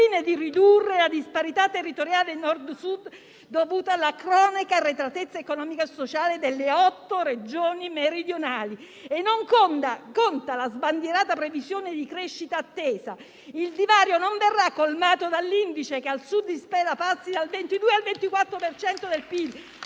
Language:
Italian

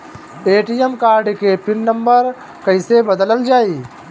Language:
Bhojpuri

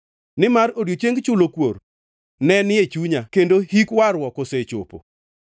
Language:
Luo (Kenya and Tanzania)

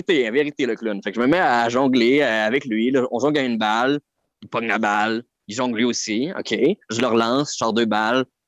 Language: French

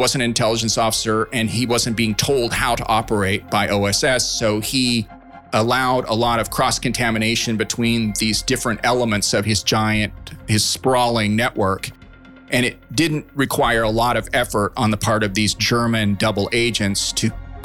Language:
English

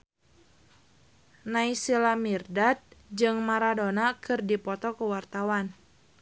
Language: Sundanese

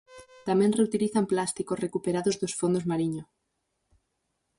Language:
Galician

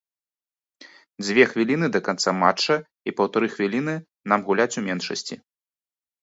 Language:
Belarusian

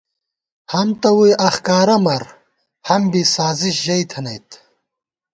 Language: Gawar-Bati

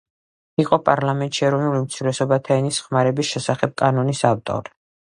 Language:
Georgian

